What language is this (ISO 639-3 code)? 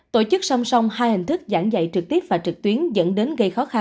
vie